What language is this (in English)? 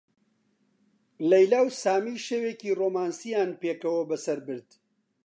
Central Kurdish